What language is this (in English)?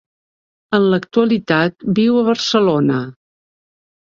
Catalan